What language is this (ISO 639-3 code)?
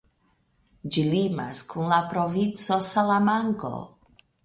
epo